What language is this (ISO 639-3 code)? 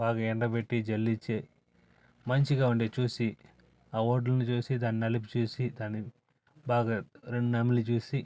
tel